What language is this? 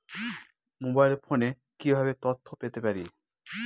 Bangla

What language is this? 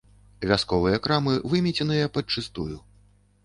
Belarusian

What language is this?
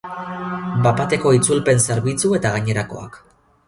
Basque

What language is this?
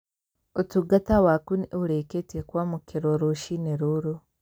Kikuyu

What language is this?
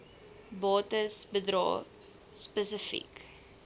Afrikaans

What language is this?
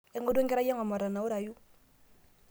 Masai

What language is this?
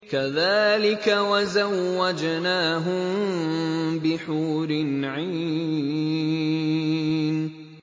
Arabic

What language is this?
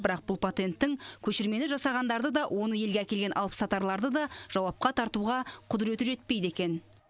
Kazakh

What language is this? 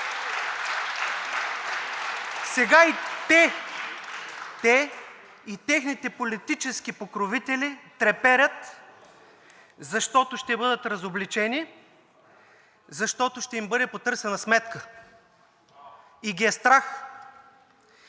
Bulgarian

